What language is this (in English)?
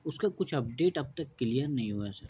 Urdu